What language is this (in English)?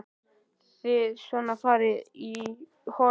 Icelandic